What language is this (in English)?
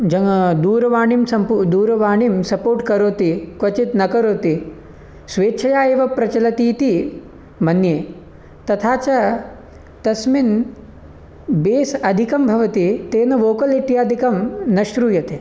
Sanskrit